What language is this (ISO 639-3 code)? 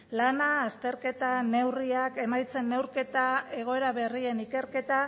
eus